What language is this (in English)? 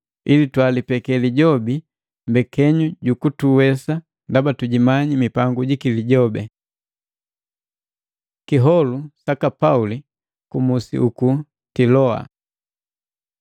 Matengo